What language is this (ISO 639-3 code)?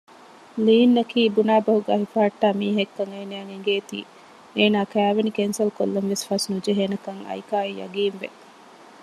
div